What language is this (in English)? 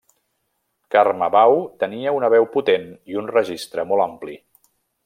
Catalan